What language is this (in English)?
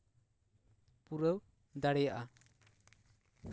Santali